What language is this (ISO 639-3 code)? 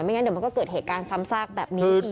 tha